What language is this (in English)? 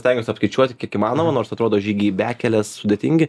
Lithuanian